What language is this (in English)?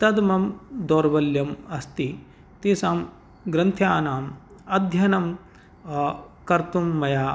Sanskrit